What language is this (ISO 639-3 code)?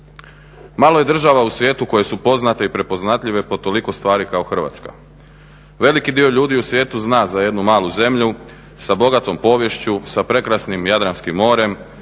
hrv